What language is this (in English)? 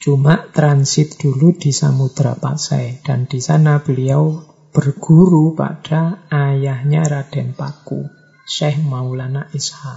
Indonesian